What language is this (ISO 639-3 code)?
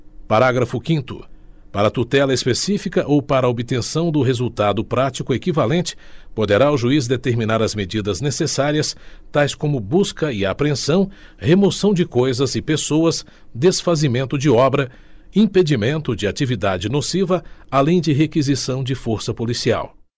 por